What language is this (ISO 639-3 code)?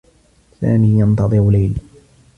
ara